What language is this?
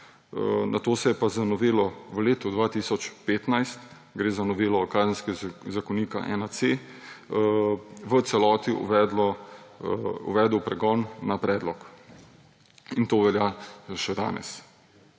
Slovenian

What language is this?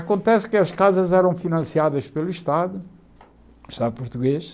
Portuguese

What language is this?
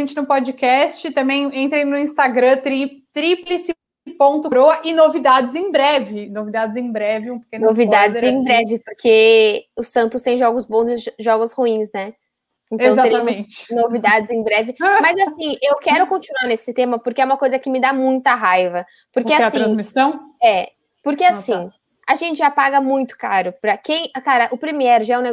Portuguese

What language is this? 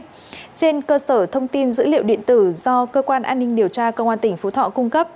Vietnamese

